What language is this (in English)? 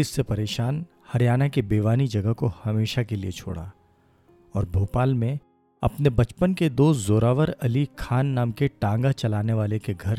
Hindi